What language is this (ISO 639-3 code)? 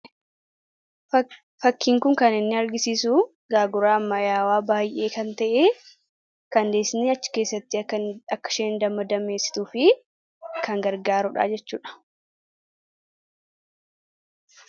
orm